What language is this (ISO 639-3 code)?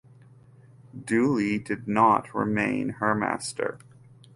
eng